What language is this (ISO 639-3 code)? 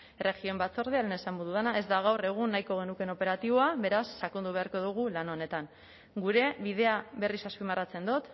eus